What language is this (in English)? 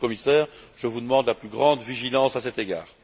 French